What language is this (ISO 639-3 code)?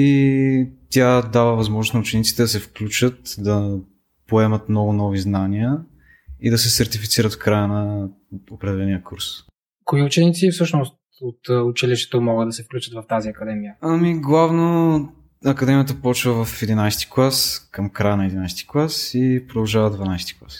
bul